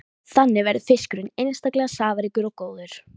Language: Icelandic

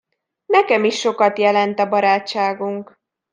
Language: Hungarian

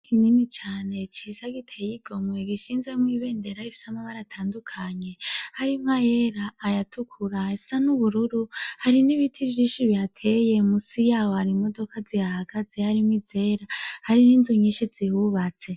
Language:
Rundi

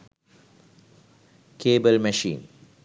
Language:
Sinhala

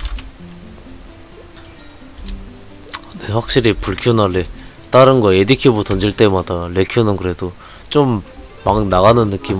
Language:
Korean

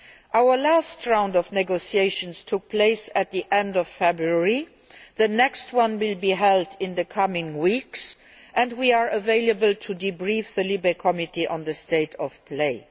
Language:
English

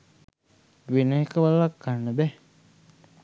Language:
Sinhala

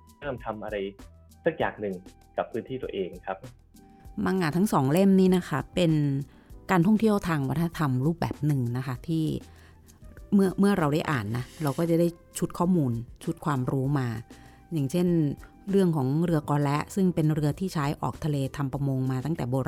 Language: Thai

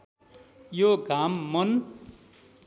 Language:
Nepali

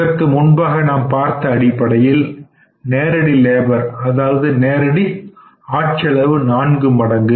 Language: Tamil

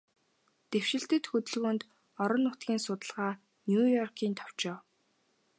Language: Mongolian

